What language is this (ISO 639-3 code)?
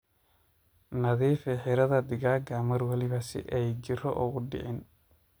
som